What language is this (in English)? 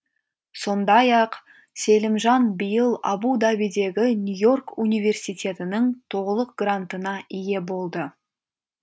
Kazakh